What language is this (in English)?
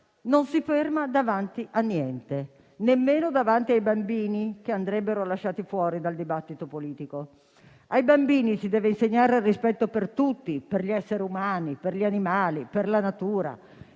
Italian